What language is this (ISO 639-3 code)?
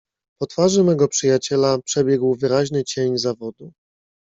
pol